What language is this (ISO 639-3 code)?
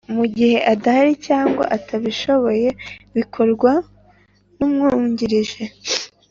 kin